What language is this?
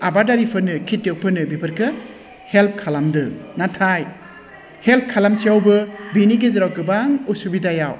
Bodo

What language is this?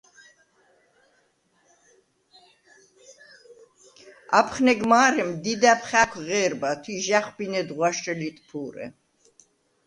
Svan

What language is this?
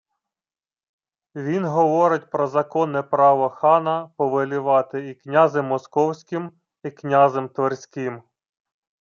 Ukrainian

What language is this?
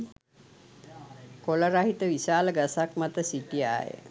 Sinhala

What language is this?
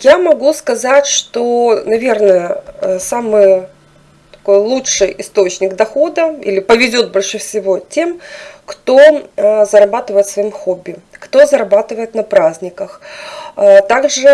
Russian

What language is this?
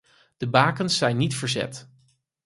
Dutch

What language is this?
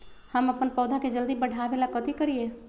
Magahi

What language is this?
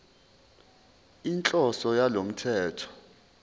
Zulu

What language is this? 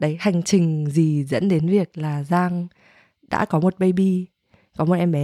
Vietnamese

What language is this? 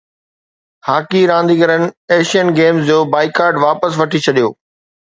Sindhi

